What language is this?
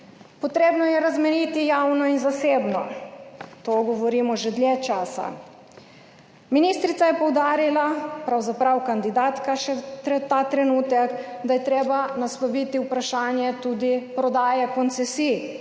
Slovenian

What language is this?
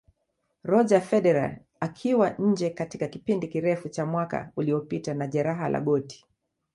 Swahili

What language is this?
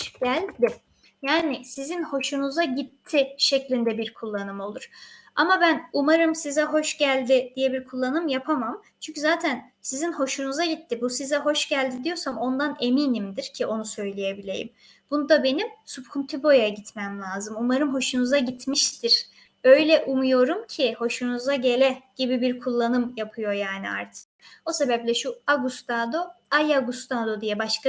Turkish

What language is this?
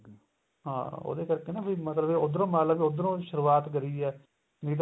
Punjabi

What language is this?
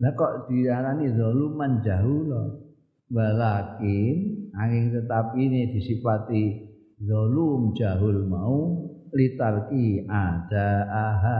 Indonesian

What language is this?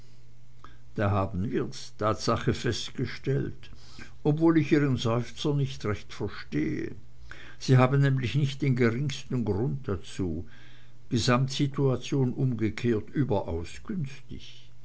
German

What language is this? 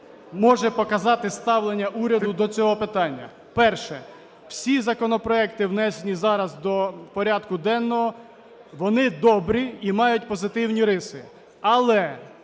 Ukrainian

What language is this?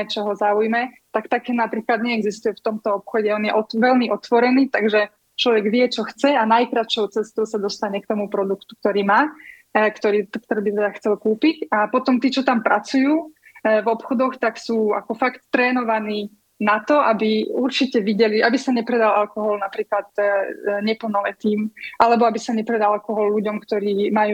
Slovak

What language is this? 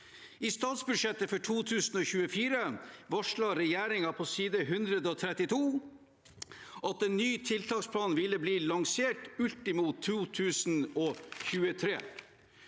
Norwegian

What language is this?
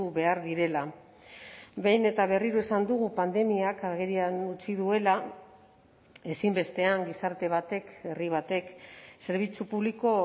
Basque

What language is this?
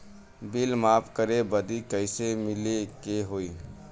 Bhojpuri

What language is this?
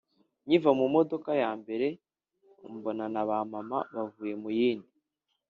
Kinyarwanda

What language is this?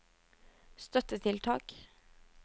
Norwegian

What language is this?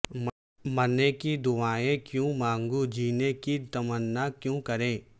Urdu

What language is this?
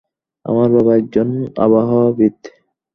Bangla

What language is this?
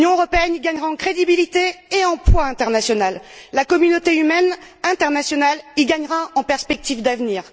French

